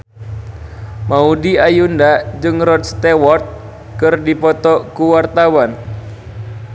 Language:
Sundanese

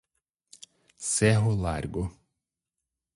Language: Portuguese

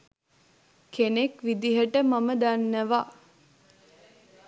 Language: Sinhala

